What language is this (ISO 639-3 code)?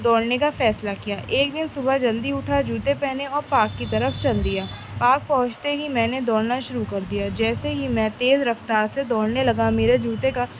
urd